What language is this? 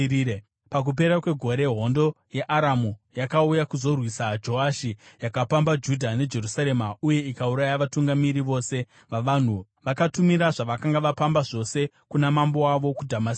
Shona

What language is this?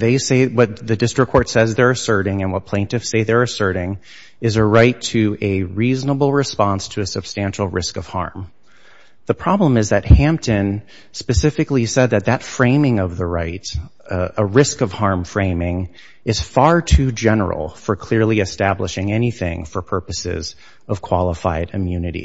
English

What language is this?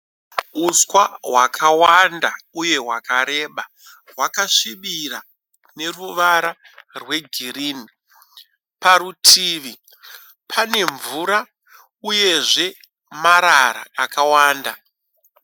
Shona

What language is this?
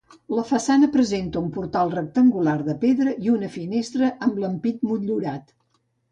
Catalan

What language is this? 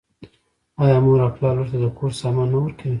Pashto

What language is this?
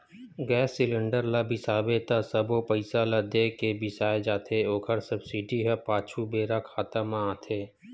Chhattisgarhi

